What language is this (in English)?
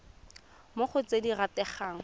Tswana